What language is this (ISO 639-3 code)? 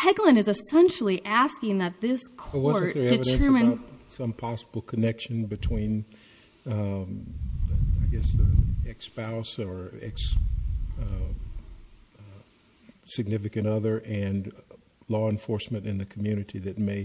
eng